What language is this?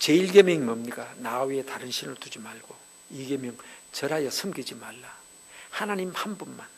Korean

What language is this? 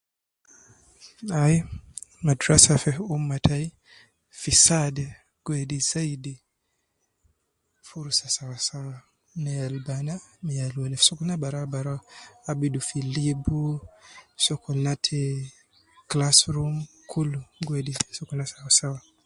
Nubi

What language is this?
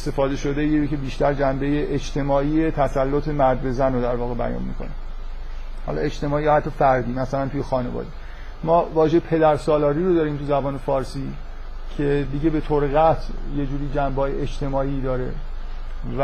Persian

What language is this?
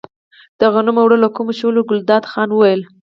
Pashto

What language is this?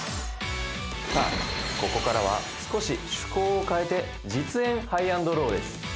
Japanese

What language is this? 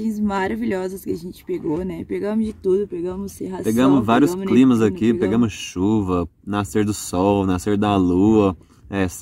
Portuguese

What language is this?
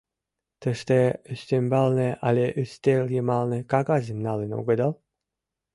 Mari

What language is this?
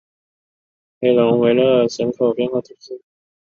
Chinese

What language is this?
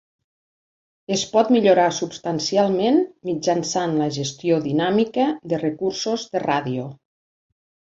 Catalan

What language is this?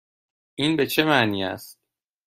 Persian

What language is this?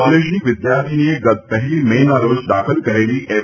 Gujarati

